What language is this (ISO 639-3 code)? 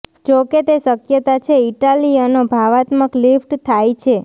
guj